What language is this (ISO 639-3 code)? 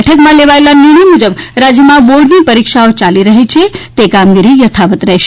guj